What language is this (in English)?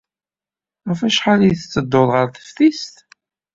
Kabyle